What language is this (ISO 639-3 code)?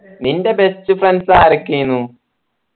mal